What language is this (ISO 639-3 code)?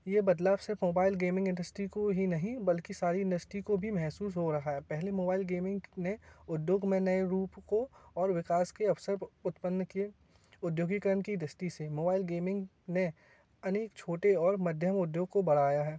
hin